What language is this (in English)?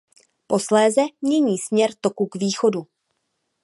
Czech